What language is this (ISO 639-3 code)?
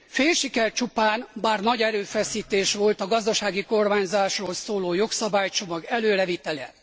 hun